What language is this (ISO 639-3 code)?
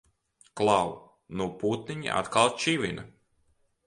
lav